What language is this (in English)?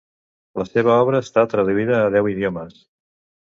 Catalan